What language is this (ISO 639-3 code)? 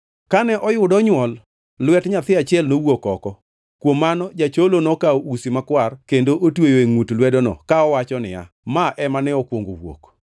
luo